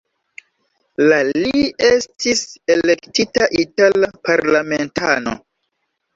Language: Esperanto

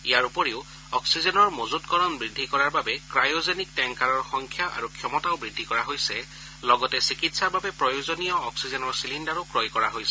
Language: Assamese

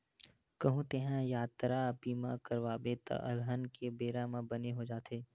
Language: Chhattisgarhi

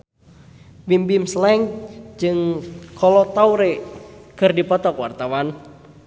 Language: Sundanese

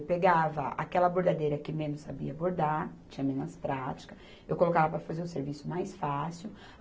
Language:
Portuguese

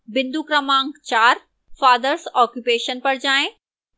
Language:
Hindi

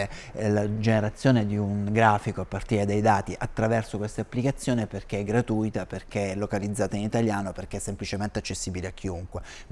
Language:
Italian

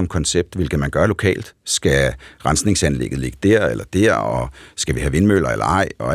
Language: Danish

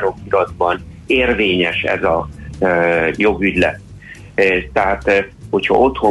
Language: Hungarian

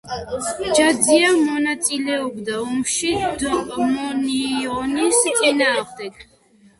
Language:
Georgian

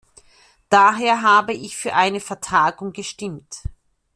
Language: German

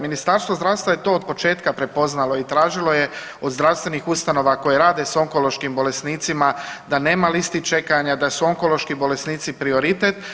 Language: Croatian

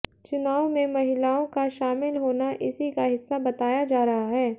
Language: Hindi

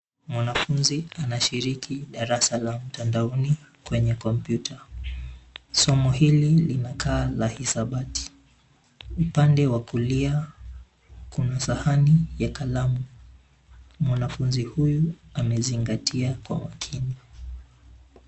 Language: Swahili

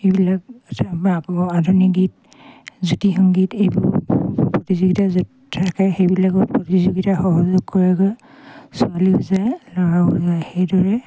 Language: Assamese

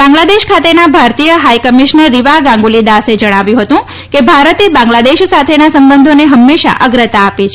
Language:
Gujarati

